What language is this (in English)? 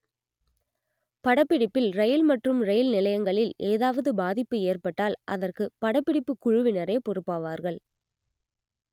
Tamil